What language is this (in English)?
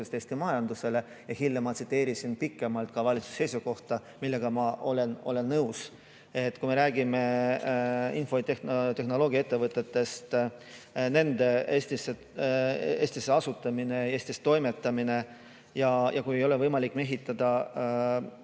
Estonian